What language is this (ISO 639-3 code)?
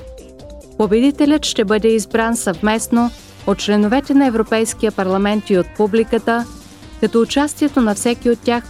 bul